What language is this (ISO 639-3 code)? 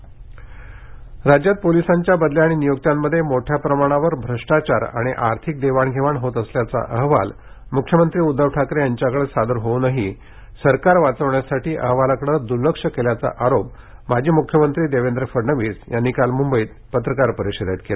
mar